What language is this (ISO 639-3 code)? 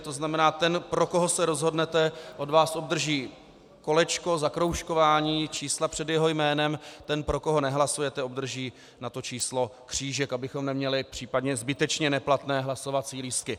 ces